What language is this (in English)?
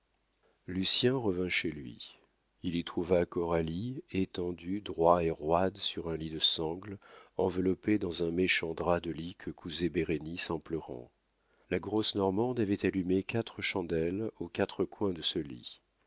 French